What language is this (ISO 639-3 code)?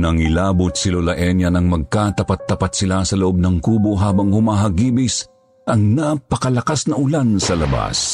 fil